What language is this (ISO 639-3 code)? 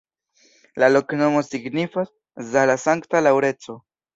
epo